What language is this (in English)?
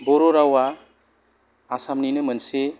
Bodo